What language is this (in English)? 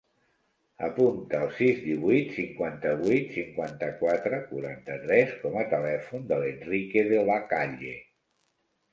Catalan